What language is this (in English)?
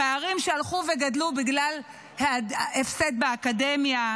Hebrew